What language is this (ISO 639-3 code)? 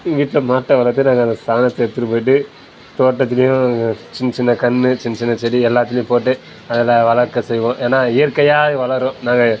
tam